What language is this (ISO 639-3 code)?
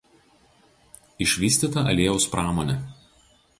lit